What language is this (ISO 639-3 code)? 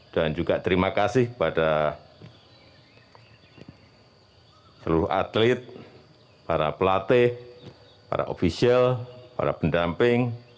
ind